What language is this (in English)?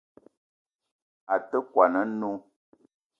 Eton (Cameroon)